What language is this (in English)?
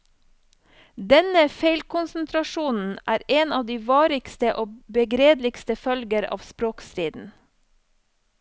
Norwegian